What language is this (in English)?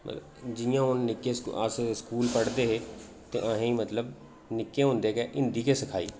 Dogri